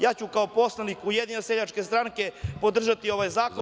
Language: Serbian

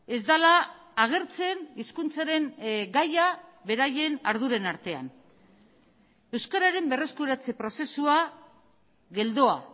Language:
Basque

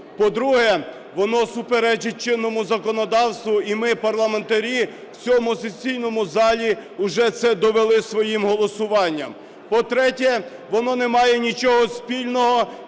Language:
Ukrainian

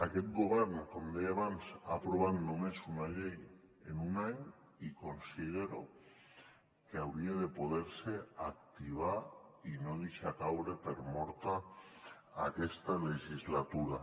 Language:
Catalan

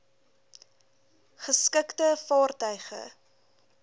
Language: Afrikaans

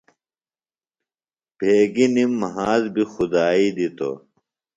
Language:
Phalura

